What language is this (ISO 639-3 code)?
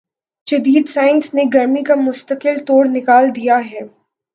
urd